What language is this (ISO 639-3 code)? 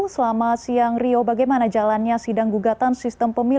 ind